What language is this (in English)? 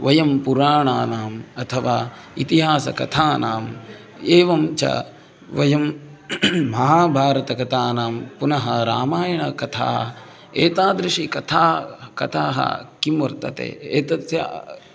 Sanskrit